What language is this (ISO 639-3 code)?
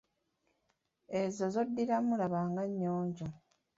lug